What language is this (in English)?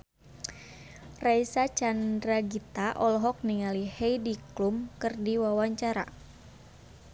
Sundanese